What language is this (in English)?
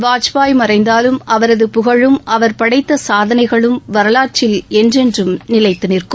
Tamil